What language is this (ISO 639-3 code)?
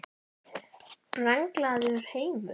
isl